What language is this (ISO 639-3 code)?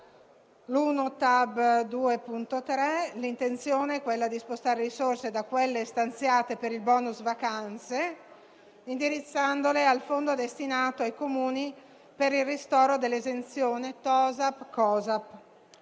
ita